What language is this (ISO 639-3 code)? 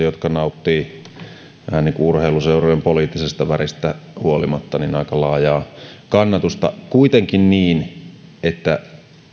fin